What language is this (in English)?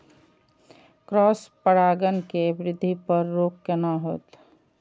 Maithili